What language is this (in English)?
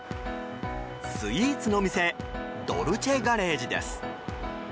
Japanese